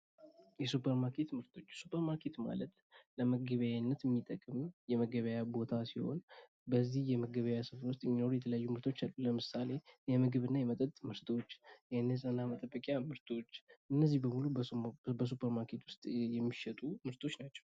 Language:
Amharic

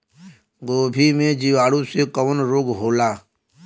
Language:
Bhojpuri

